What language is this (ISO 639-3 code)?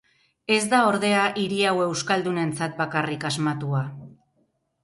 eus